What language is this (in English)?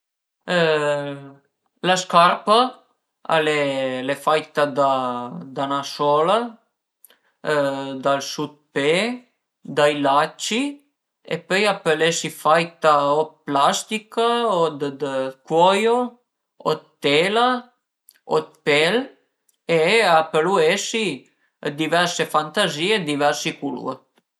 Piedmontese